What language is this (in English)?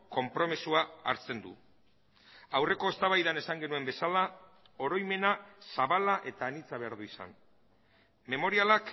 Basque